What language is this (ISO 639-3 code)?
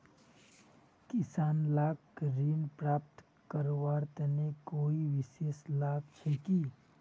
mag